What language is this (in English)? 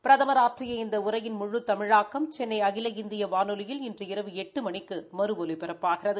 Tamil